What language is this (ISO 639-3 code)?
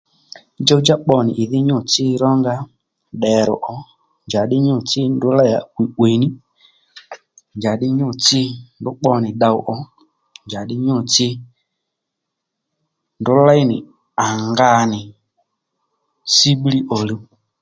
led